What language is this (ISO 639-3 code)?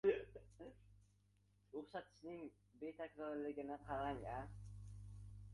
uzb